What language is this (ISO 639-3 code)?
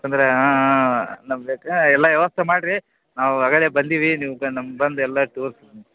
kan